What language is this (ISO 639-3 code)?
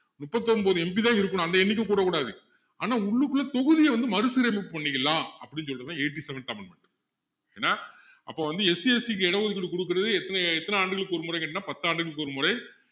tam